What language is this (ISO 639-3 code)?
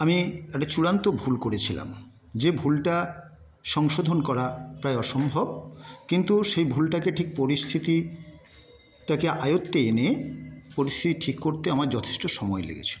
ben